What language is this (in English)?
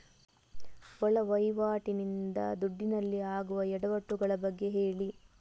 Kannada